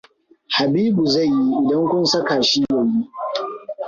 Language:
Hausa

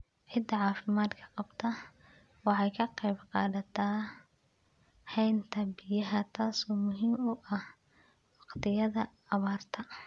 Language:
Somali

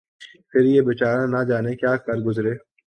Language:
Urdu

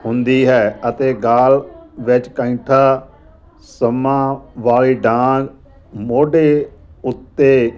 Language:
Punjabi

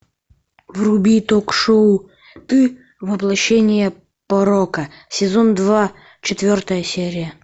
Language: Russian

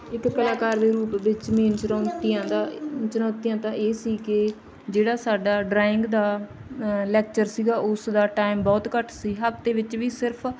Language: Punjabi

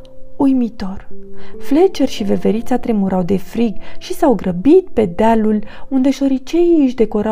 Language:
Romanian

